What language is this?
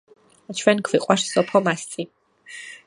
Georgian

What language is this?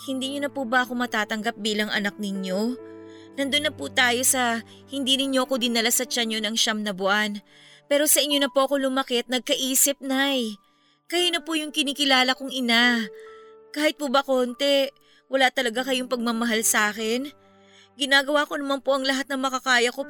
Filipino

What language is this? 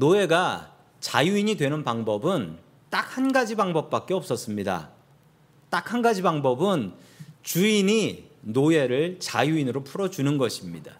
Korean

